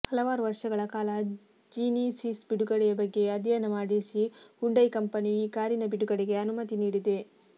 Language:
Kannada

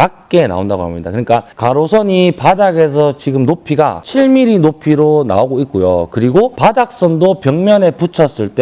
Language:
Korean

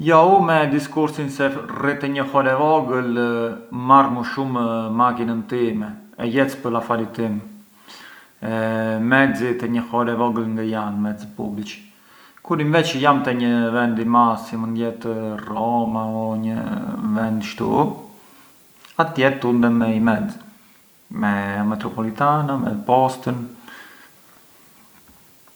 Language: Arbëreshë Albanian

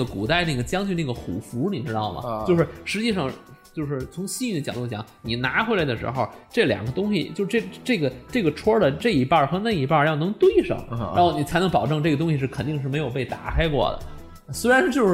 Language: Chinese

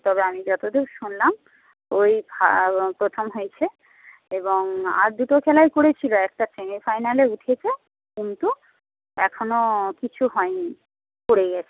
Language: Bangla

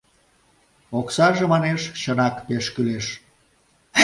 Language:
Mari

